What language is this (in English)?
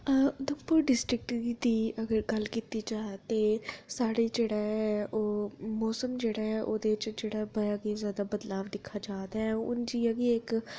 Dogri